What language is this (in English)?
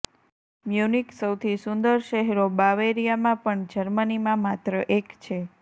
Gujarati